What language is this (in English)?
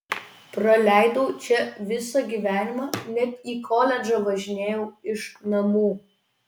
Lithuanian